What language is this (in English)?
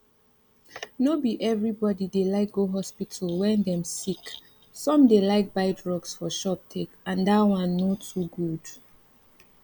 Nigerian Pidgin